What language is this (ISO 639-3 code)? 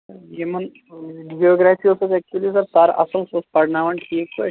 kas